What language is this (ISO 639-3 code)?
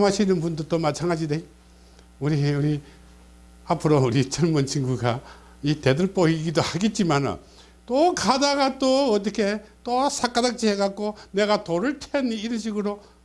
kor